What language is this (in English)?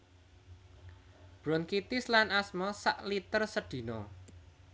Javanese